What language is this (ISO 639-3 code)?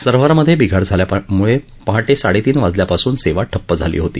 mar